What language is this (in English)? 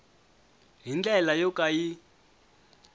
Tsonga